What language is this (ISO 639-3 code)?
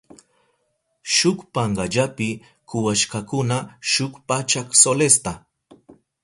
qup